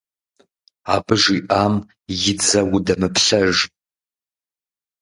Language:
Kabardian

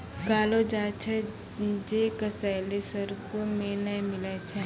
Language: Maithili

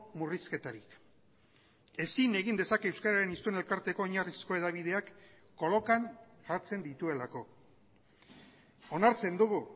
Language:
Basque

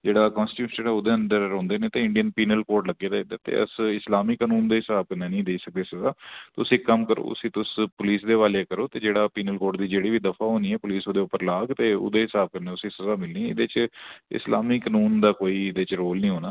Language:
Dogri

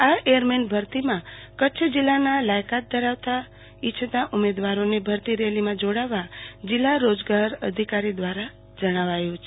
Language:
Gujarati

